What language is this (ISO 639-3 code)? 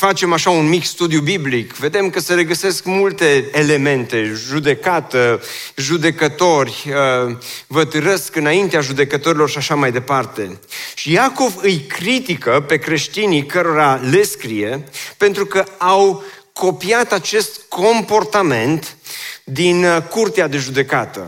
ron